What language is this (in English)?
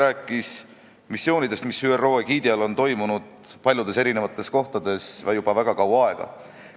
Estonian